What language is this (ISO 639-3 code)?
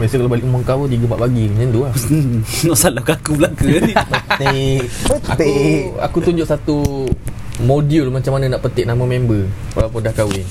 msa